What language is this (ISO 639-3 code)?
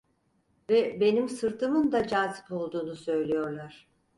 tur